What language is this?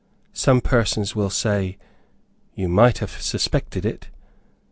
English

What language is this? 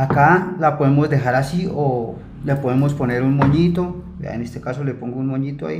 Spanish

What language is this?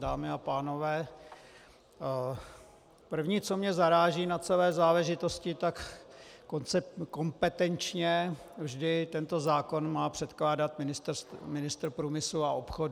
Czech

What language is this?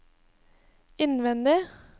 Norwegian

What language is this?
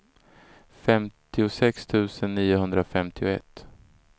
Swedish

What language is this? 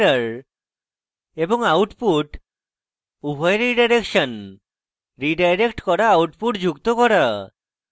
Bangla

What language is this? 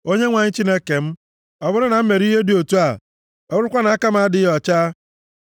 Igbo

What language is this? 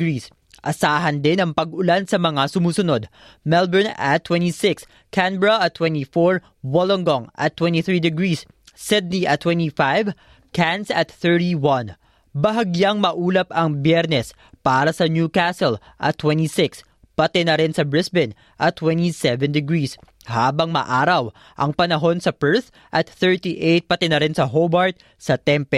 Filipino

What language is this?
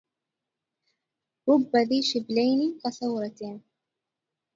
Arabic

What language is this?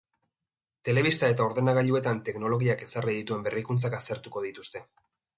Basque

